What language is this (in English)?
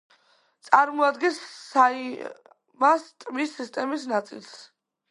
Georgian